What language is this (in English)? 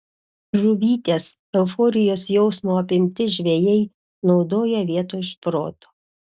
Lithuanian